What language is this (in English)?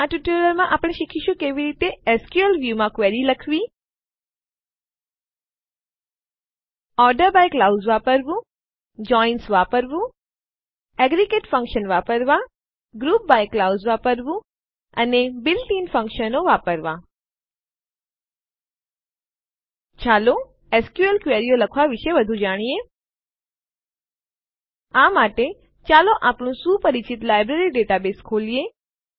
Gujarati